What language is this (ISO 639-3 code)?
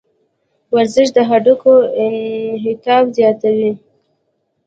pus